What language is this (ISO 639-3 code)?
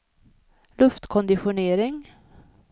swe